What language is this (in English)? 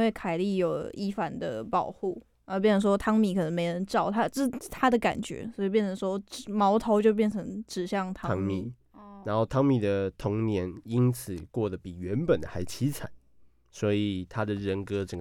Chinese